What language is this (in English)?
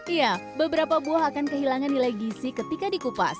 Indonesian